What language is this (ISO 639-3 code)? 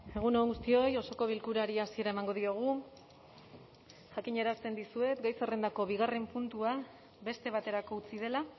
eus